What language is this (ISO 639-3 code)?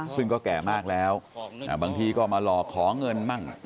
tha